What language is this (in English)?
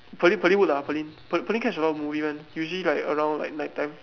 English